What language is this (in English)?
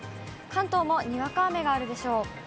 Japanese